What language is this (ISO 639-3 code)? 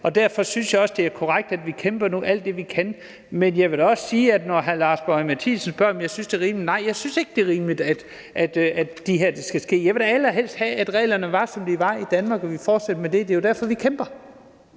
dan